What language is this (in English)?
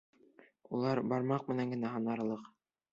Bashkir